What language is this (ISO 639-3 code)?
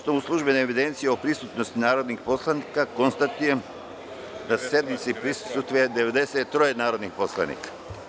srp